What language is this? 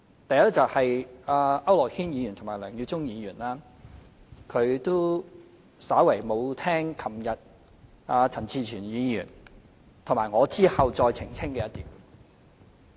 Cantonese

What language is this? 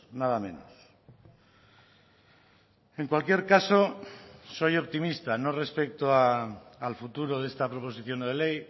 Spanish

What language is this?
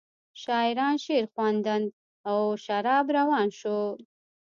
Pashto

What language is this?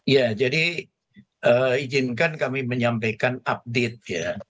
Indonesian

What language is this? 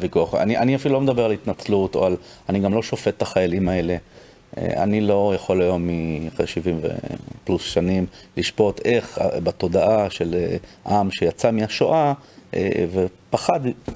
Hebrew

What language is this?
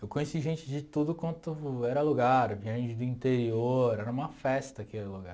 Portuguese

